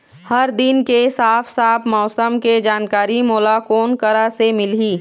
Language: Chhattisgarhi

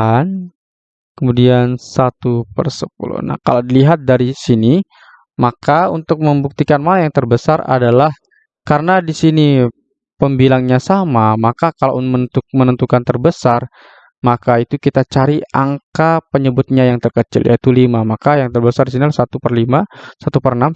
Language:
Indonesian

